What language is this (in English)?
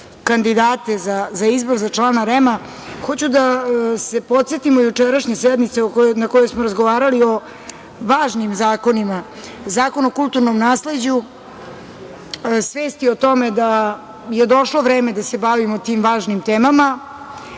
Serbian